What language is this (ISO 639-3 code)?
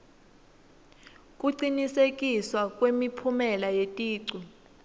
ssw